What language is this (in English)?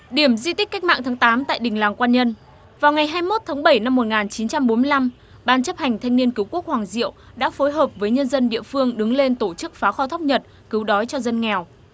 Vietnamese